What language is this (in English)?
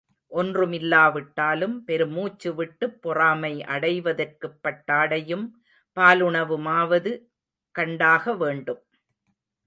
Tamil